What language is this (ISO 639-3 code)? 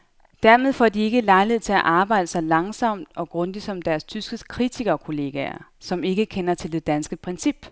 dan